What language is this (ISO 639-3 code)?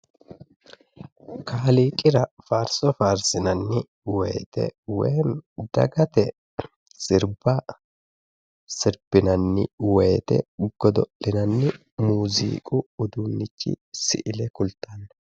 sid